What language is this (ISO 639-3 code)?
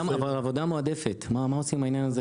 heb